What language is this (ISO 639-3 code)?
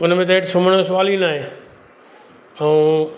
snd